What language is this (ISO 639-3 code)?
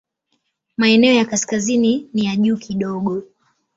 swa